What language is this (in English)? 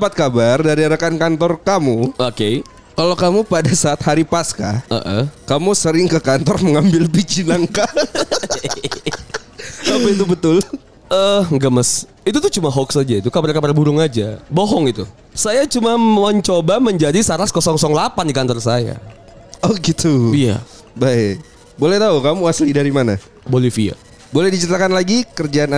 Indonesian